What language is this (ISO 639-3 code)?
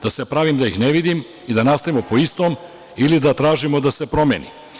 srp